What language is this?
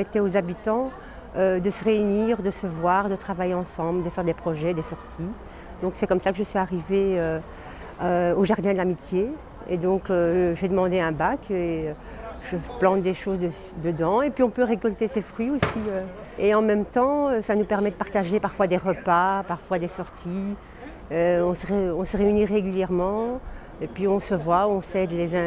French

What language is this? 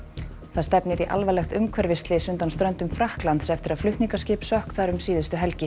Icelandic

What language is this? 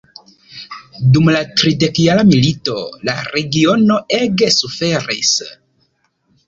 Esperanto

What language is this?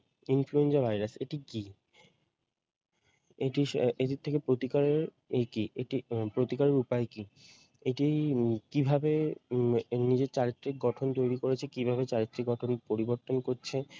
Bangla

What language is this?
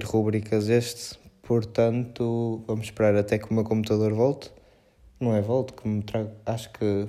Portuguese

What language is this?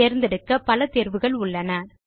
Tamil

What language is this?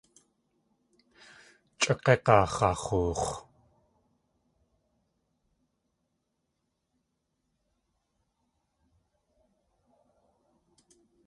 Tlingit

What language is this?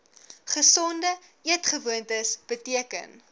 Afrikaans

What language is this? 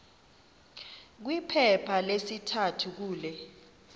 Xhosa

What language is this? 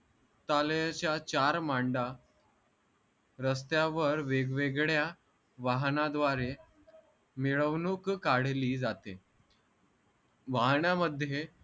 Marathi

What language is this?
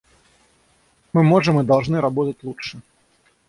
Russian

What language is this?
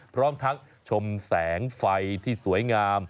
Thai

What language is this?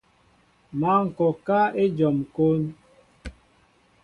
Mbo (Cameroon)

